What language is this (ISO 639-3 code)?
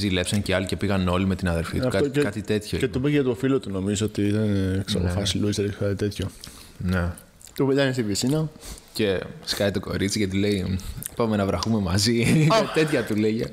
ell